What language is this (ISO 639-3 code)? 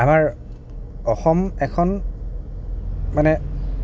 asm